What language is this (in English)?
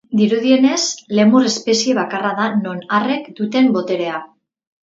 Basque